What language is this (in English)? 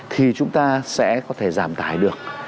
Vietnamese